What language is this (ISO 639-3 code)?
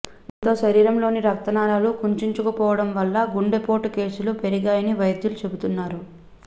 tel